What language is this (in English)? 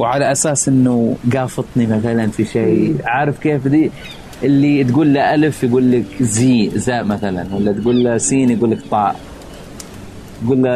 Arabic